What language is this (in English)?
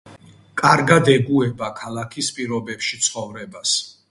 Georgian